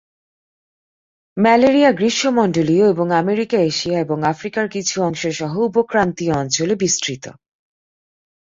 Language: Bangla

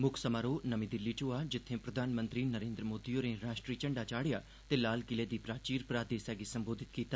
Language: Dogri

